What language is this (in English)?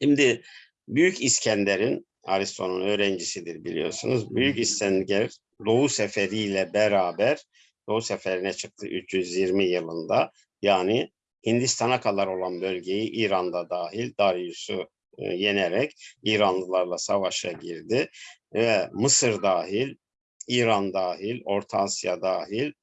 Turkish